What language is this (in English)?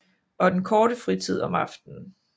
Danish